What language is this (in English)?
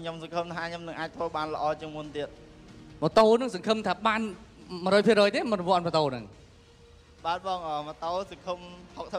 Thai